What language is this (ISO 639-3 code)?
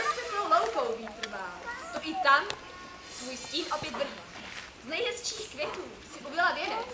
ces